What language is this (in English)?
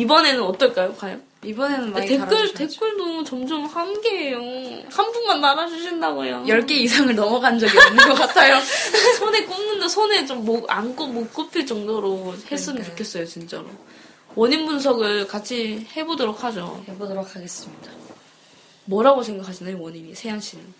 Korean